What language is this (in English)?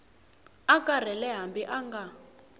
Tsonga